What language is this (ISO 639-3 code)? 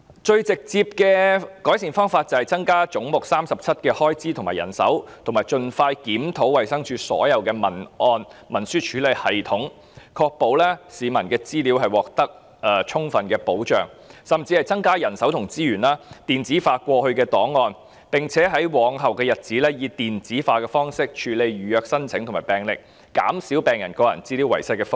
yue